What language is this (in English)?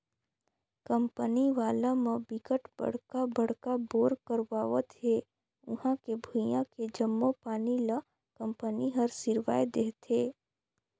Chhattisgarhi